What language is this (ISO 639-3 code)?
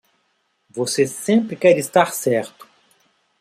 por